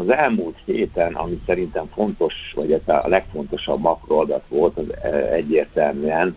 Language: Hungarian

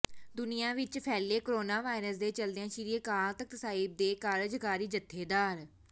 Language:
Punjabi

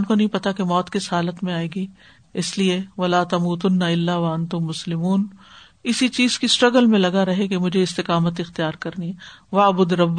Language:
Urdu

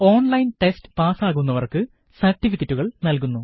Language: Malayalam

